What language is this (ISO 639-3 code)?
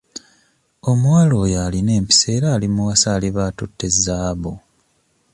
lug